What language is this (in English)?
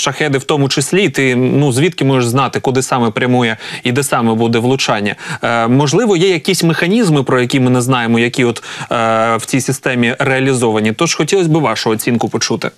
Ukrainian